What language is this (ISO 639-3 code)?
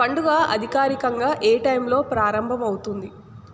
tel